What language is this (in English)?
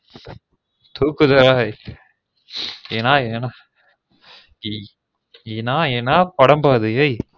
Tamil